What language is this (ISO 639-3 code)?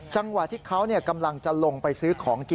tha